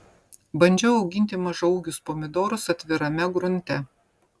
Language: Lithuanian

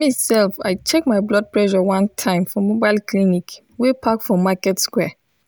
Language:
Nigerian Pidgin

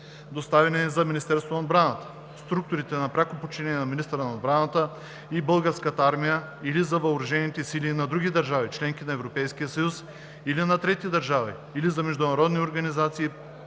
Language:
Bulgarian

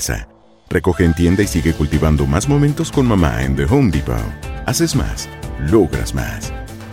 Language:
Spanish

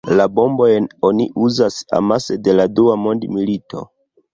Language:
Esperanto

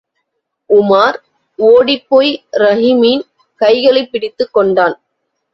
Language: Tamil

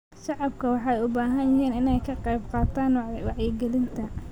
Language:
Somali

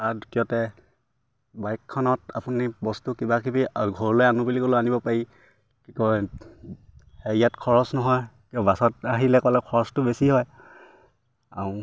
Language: Assamese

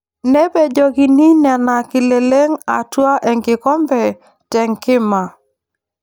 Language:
Masai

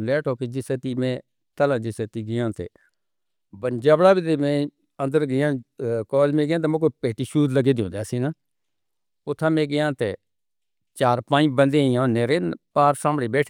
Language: Northern Hindko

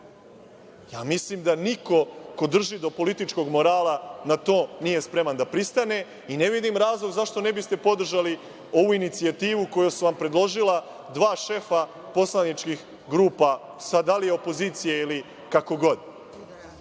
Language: Serbian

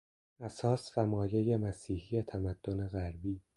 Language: Persian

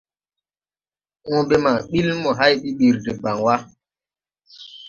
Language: Tupuri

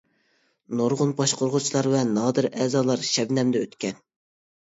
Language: Uyghur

